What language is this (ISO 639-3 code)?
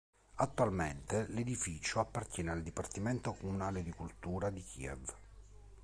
ita